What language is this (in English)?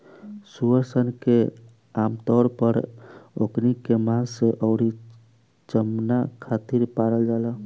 Bhojpuri